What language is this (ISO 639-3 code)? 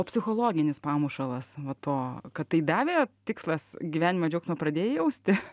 lit